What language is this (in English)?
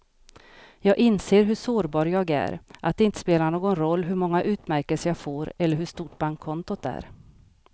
Swedish